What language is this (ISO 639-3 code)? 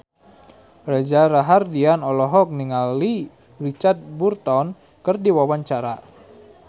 sun